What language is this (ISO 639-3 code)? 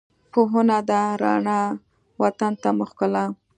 pus